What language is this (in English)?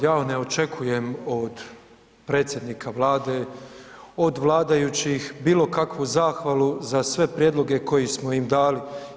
Croatian